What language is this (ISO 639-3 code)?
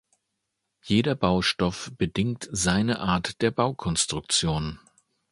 deu